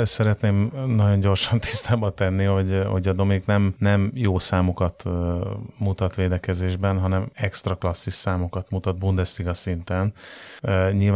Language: Hungarian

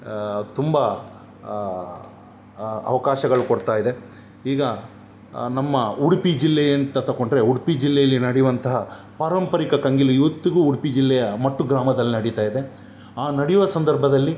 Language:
Kannada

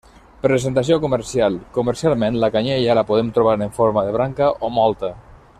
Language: Catalan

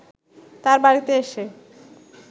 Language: Bangla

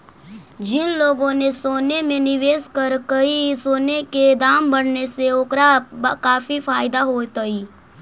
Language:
Magahi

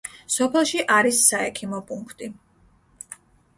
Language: Georgian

